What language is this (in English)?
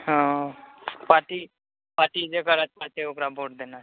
Maithili